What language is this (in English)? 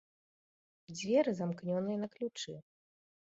Belarusian